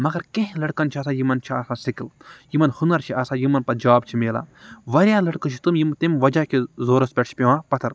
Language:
Kashmiri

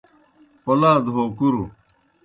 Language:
Kohistani Shina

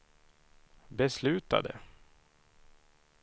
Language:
Swedish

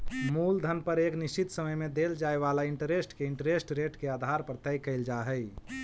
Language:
Magahi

